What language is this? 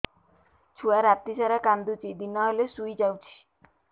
Odia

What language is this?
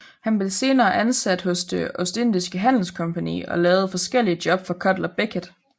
Danish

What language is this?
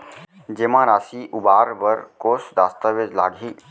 Chhattisgarhi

